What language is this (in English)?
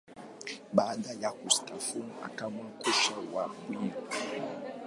Swahili